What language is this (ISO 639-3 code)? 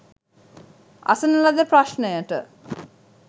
sin